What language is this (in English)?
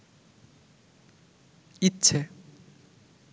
Bangla